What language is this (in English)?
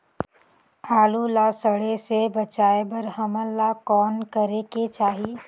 Chhattisgarhi